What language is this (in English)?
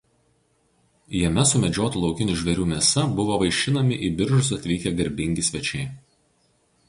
Lithuanian